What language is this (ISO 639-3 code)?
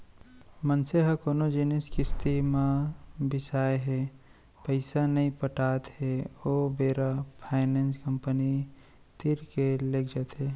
hne